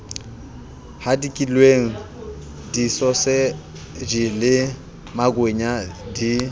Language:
Southern Sotho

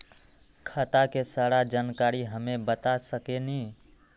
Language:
Magahi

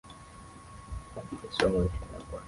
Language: Swahili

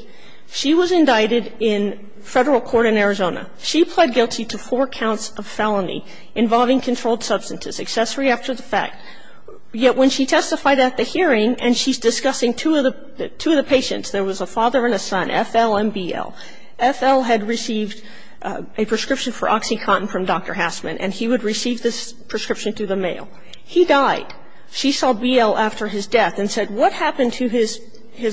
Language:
English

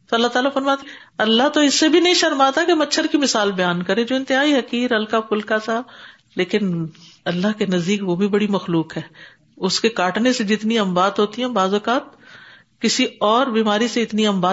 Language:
Urdu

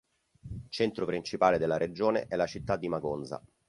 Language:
Italian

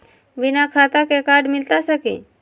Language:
Magahi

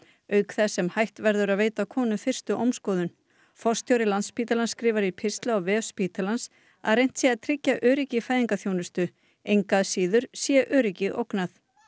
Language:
Icelandic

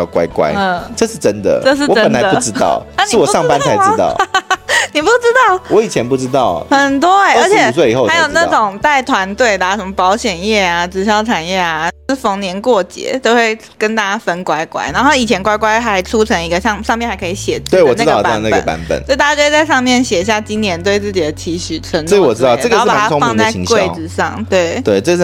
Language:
Chinese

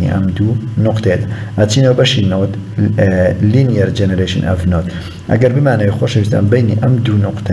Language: Turkish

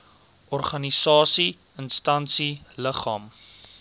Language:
Afrikaans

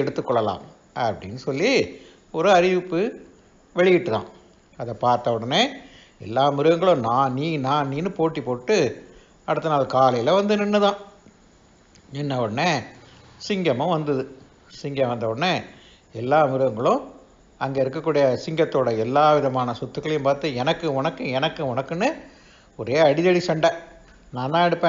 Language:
Tamil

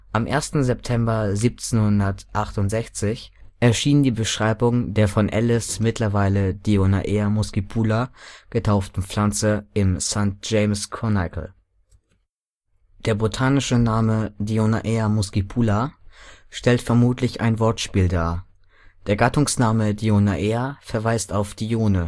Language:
German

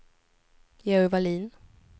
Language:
Swedish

